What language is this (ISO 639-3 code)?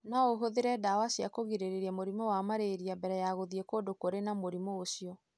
kik